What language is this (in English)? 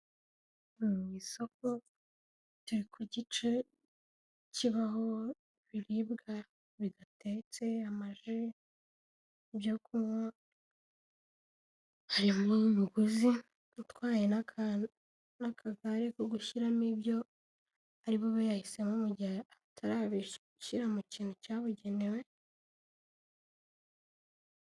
Kinyarwanda